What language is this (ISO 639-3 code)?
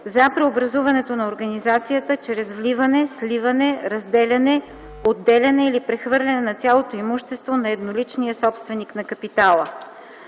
bul